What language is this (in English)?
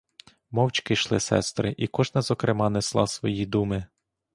Ukrainian